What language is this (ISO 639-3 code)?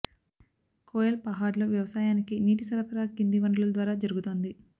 tel